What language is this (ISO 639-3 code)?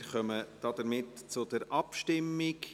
gsw